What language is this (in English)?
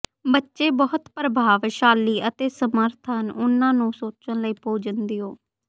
Punjabi